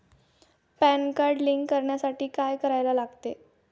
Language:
Marathi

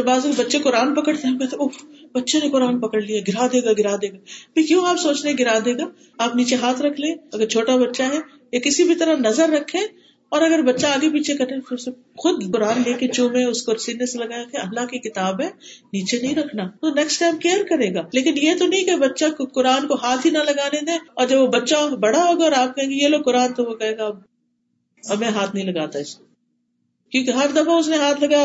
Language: Urdu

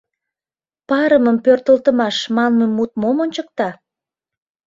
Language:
Mari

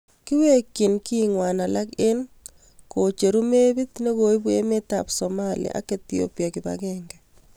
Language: Kalenjin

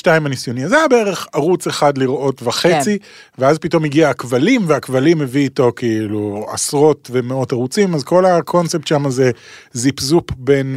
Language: Hebrew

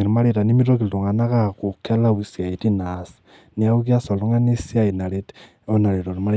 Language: Masai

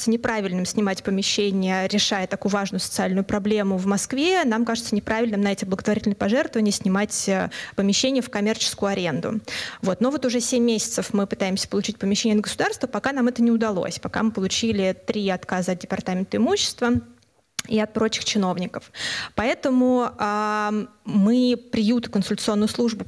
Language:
Russian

